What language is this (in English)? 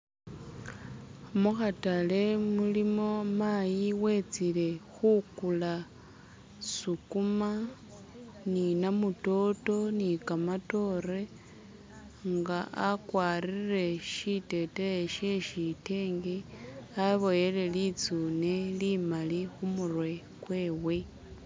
Masaaba